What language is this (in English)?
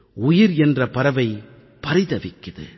Tamil